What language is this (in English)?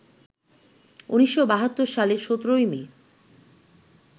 Bangla